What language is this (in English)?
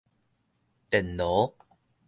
Min Nan Chinese